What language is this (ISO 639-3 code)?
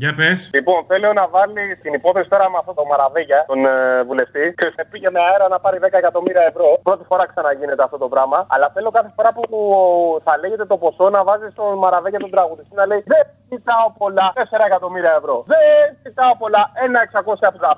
ell